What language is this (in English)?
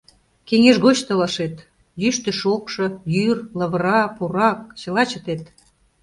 Mari